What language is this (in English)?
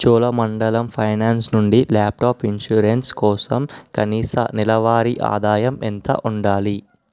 Telugu